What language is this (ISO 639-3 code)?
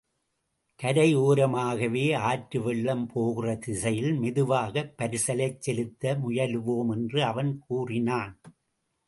tam